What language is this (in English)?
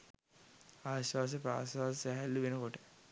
Sinhala